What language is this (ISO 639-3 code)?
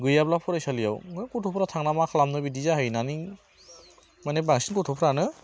brx